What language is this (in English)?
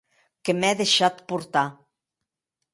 Occitan